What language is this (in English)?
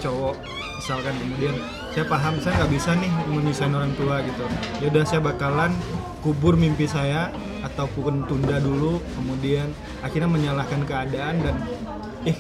Indonesian